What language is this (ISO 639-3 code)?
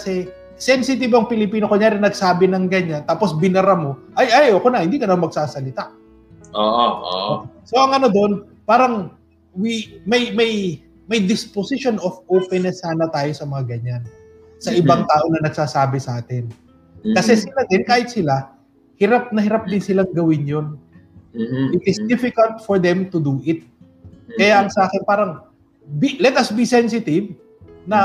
fil